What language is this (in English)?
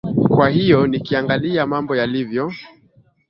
Swahili